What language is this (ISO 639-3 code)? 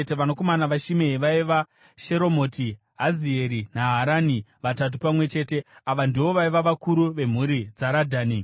sna